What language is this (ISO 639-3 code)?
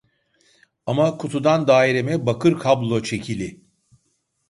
tur